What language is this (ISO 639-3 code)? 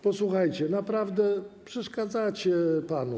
pol